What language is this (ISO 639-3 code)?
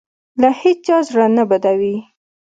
pus